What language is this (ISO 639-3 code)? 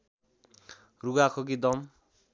nep